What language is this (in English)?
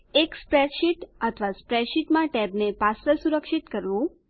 Gujarati